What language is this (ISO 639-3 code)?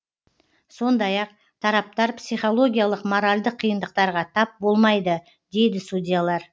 kaz